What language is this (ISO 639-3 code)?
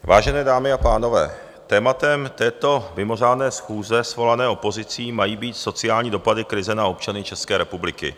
ces